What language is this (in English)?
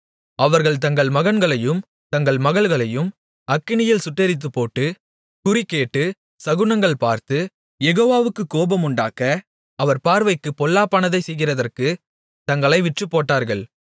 Tamil